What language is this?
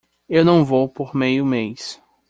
Portuguese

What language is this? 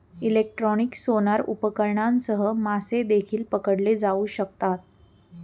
Marathi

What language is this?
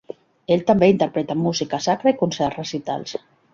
Catalan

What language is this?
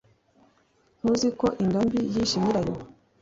Kinyarwanda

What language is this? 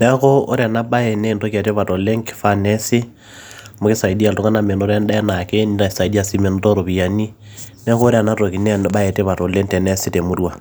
Masai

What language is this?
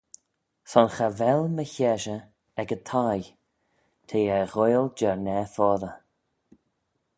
Manx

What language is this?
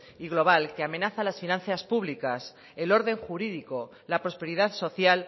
Spanish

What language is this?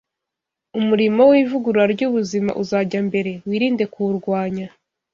Kinyarwanda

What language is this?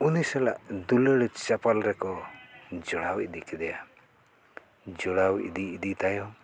Santali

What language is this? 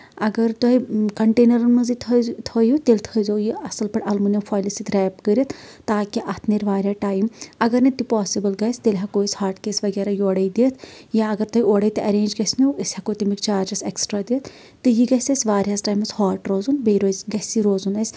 Kashmiri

